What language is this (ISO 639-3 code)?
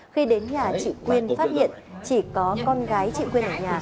vie